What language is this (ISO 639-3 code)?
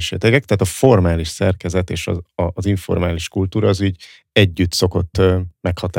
hun